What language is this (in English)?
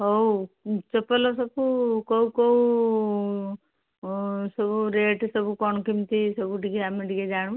Odia